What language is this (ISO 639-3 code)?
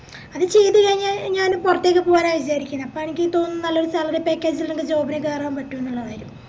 mal